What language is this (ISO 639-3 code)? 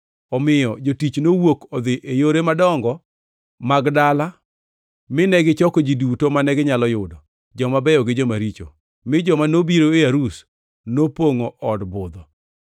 luo